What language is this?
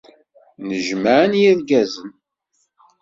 Kabyle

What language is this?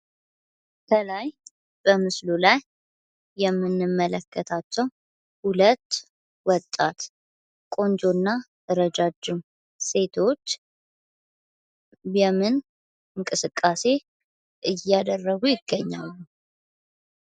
Amharic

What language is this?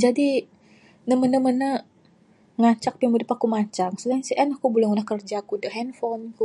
Bukar-Sadung Bidayuh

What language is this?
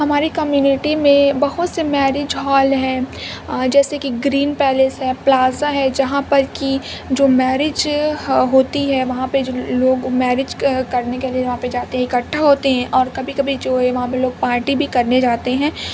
Urdu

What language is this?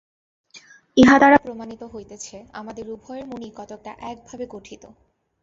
Bangla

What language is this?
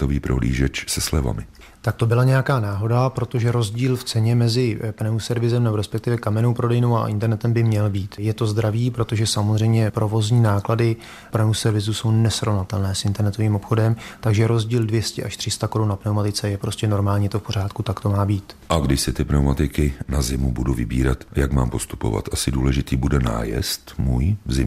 Czech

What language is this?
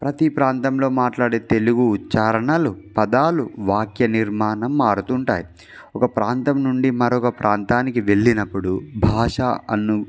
Telugu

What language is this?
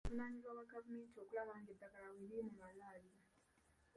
Ganda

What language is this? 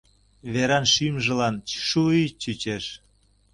Mari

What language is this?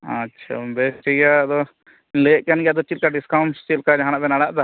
Santali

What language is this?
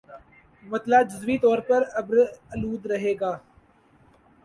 Urdu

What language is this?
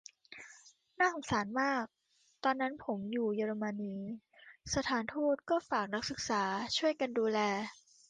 Thai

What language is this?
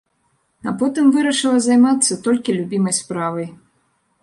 Belarusian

